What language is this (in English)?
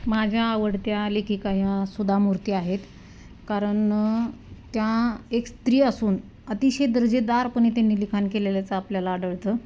Marathi